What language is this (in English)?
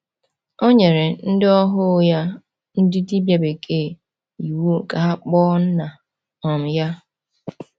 Igbo